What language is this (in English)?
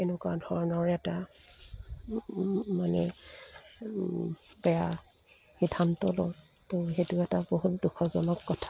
Assamese